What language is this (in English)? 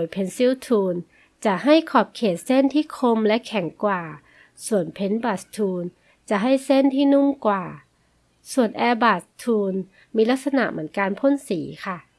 Thai